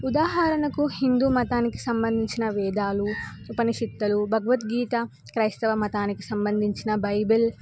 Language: Telugu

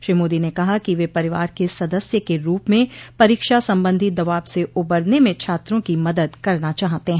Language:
Hindi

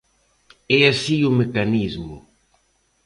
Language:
Galician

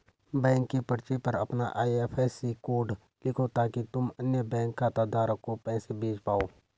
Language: Hindi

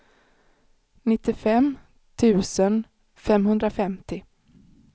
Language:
Swedish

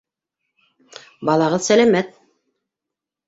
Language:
Bashkir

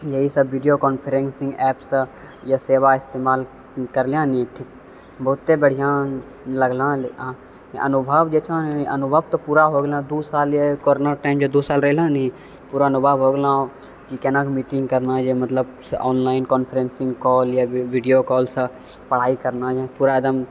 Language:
Maithili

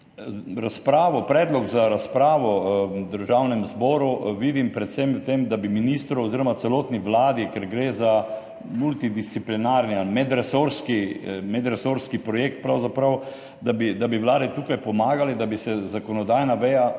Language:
Slovenian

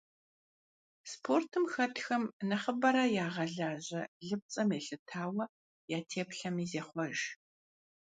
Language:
Kabardian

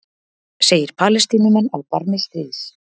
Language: Icelandic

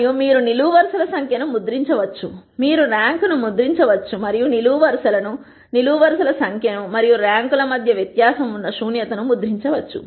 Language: Telugu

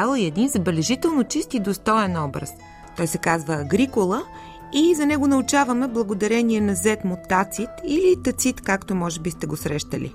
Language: Bulgarian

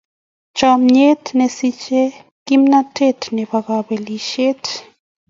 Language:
Kalenjin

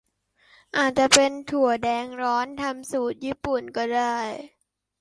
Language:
Thai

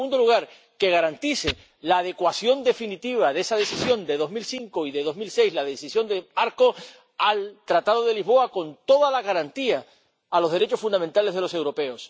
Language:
Spanish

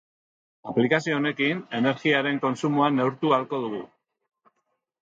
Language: Basque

